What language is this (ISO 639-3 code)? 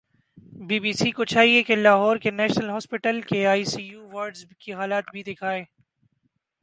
urd